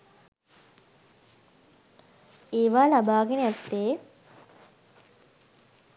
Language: Sinhala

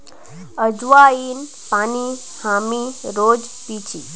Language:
Magahi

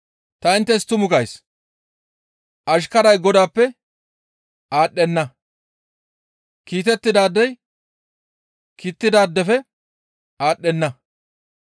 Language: Gamo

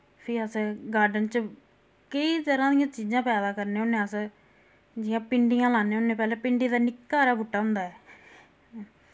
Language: Dogri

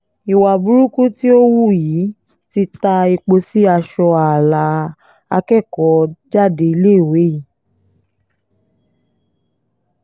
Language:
Yoruba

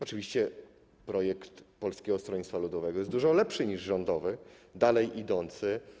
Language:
Polish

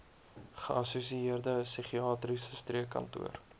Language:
Afrikaans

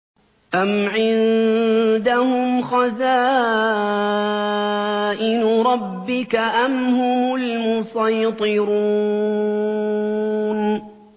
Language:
Arabic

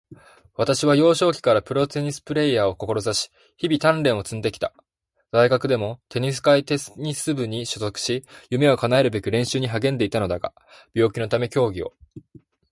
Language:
Japanese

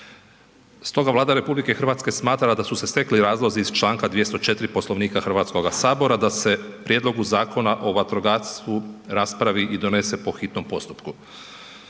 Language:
Croatian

